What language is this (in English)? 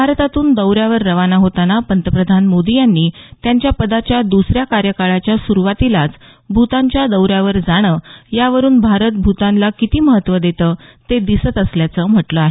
Marathi